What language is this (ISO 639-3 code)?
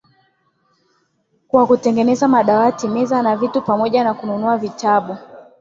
swa